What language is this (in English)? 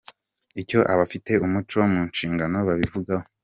Kinyarwanda